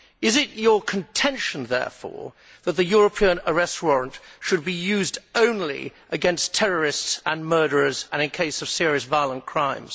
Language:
English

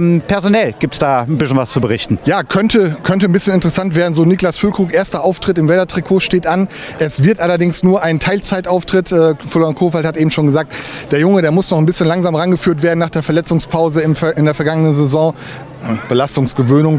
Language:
German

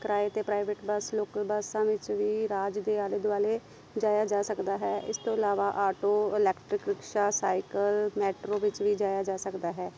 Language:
Punjabi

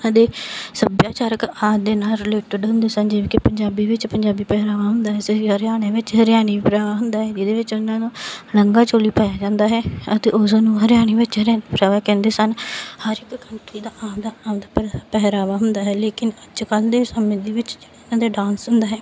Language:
Punjabi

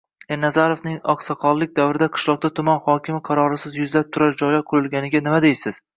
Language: Uzbek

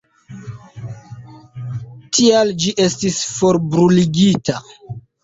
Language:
Esperanto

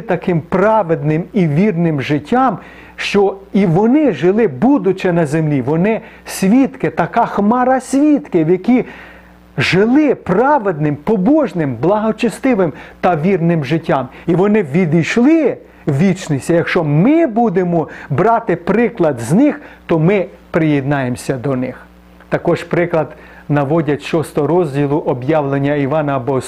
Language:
Ukrainian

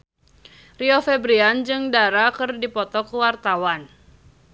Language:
Sundanese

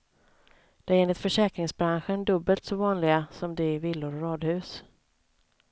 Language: Swedish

